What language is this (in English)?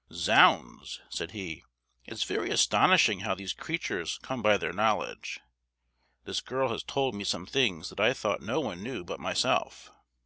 English